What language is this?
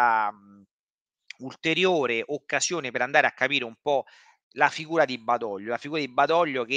Italian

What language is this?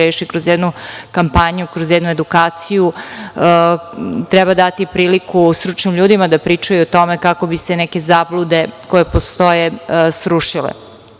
Serbian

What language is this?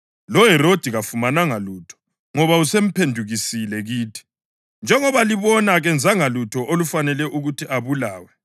North Ndebele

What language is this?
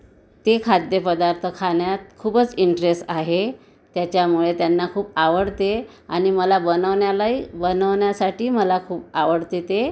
Marathi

